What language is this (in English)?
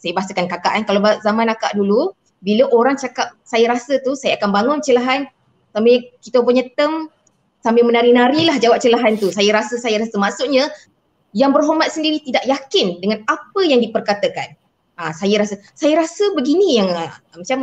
Malay